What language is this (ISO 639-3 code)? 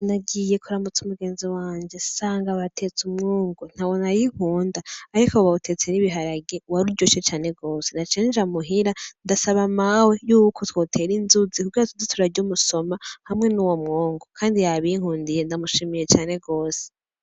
run